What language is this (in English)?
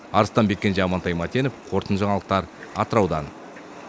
Kazakh